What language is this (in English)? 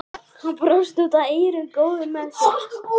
Icelandic